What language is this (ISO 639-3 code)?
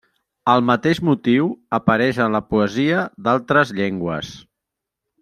cat